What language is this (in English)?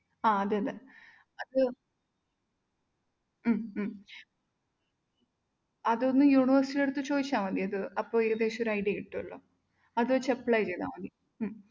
Malayalam